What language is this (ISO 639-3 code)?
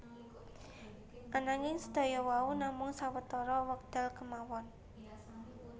jav